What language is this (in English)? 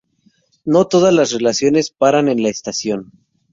Spanish